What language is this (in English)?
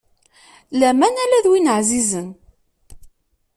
Kabyle